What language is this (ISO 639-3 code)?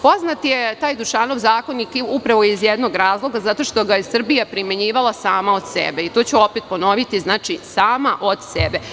srp